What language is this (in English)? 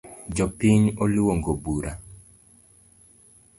Luo (Kenya and Tanzania)